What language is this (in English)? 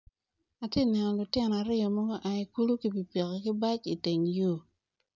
Acoli